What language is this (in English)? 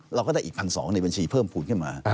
Thai